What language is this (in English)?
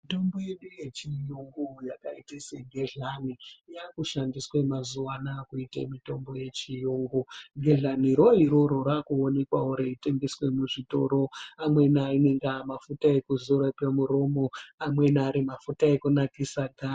Ndau